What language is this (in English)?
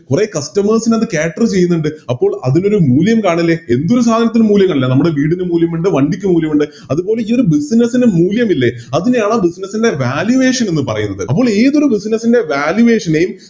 Malayalam